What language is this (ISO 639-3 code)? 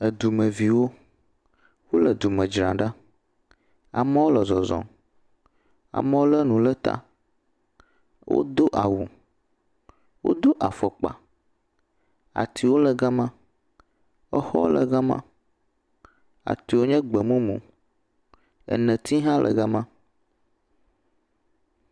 ewe